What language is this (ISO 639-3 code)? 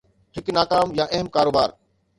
snd